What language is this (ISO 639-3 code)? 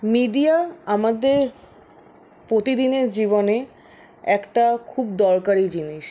ben